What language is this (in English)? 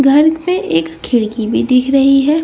Hindi